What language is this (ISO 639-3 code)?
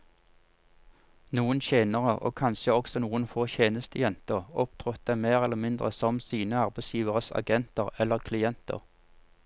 nor